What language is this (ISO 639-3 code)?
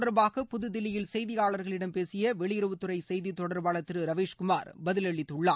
tam